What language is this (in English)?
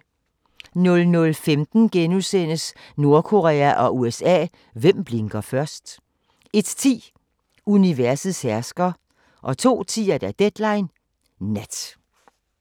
Danish